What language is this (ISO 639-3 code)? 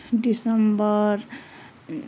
nep